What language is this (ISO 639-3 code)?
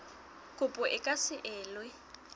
sot